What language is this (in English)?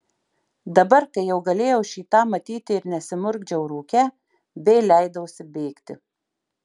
Lithuanian